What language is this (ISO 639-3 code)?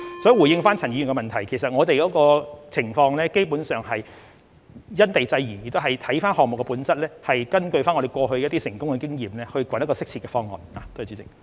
yue